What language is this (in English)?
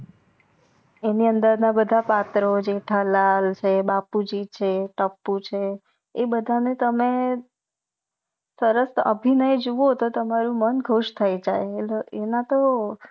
Gujarati